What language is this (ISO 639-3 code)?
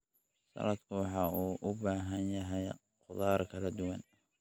som